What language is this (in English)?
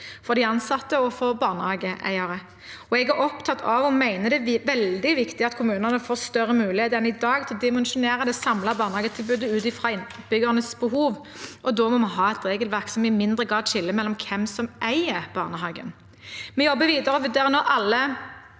Norwegian